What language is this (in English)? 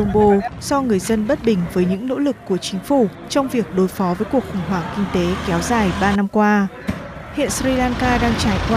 Vietnamese